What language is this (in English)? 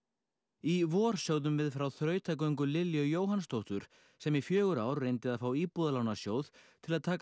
Icelandic